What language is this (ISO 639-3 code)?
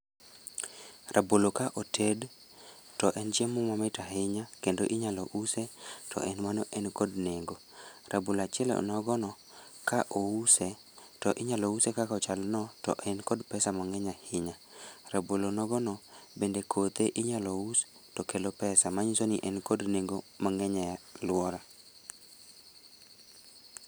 luo